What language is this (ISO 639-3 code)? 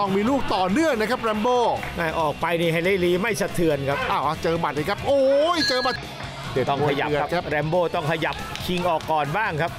tha